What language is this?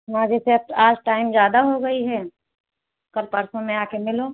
Hindi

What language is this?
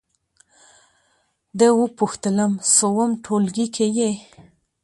Pashto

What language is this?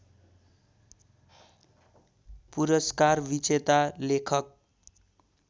Nepali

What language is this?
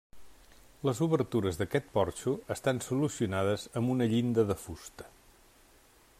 Catalan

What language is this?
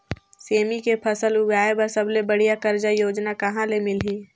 Chhattisgarhi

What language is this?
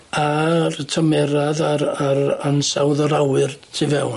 Welsh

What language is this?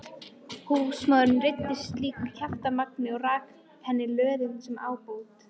Icelandic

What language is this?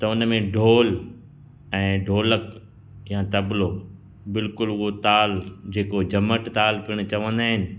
Sindhi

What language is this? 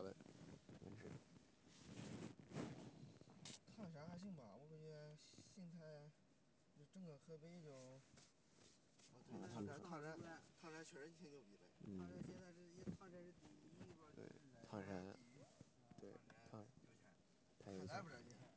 Chinese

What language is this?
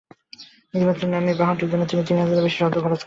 Bangla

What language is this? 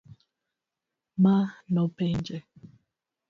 Luo (Kenya and Tanzania)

